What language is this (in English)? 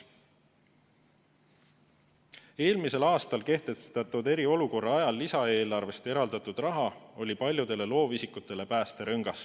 Estonian